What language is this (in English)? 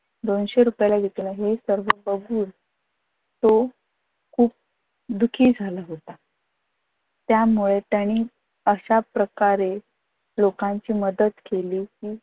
Marathi